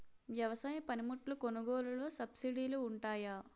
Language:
Telugu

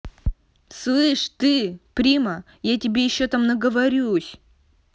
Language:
Russian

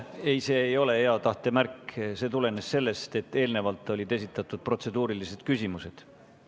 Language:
Estonian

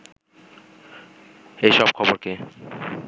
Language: Bangla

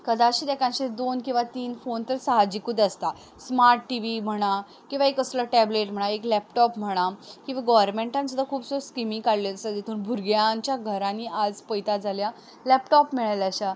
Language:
Konkani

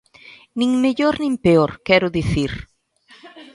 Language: Galician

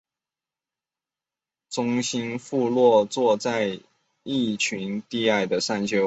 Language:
Chinese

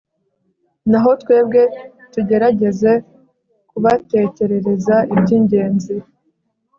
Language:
Kinyarwanda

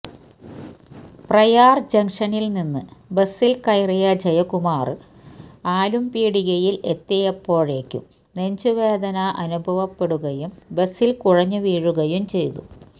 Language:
Malayalam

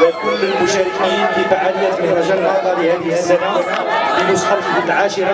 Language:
Arabic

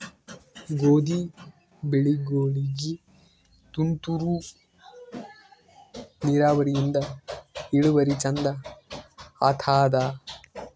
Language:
Kannada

